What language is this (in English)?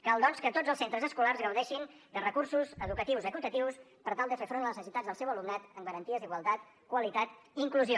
Catalan